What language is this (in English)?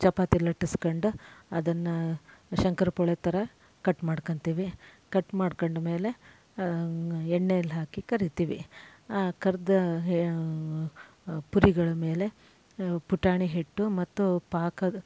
Kannada